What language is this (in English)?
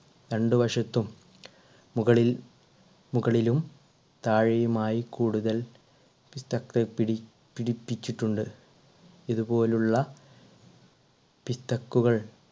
Malayalam